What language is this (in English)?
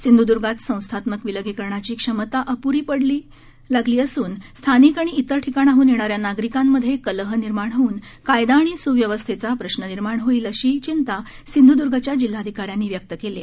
Marathi